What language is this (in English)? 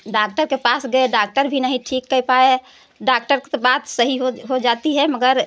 Hindi